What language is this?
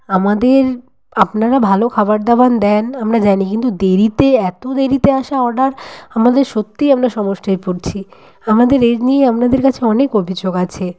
Bangla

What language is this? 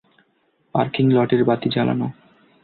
Bangla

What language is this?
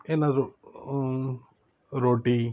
Kannada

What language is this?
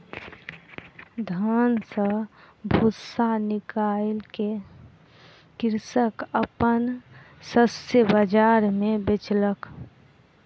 Maithili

